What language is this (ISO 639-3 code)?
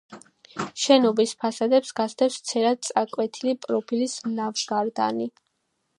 kat